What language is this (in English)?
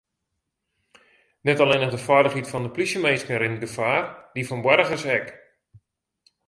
Western Frisian